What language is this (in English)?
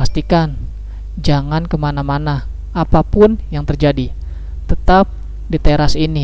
Indonesian